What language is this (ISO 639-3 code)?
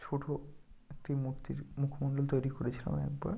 ben